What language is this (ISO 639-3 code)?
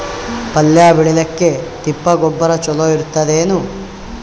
kan